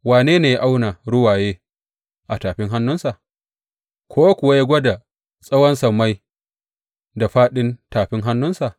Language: Hausa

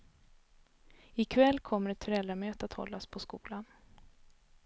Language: Swedish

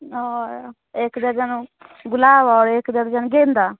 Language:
Hindi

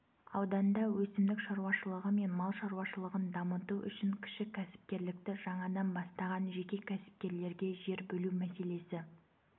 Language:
Kazakh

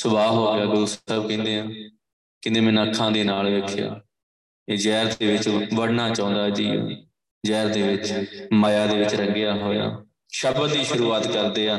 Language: Punjabi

